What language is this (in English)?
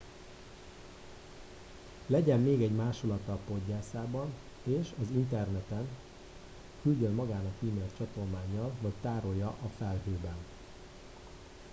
Hungarian